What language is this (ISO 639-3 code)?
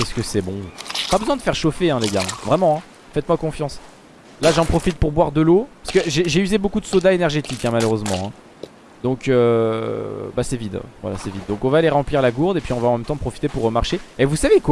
fra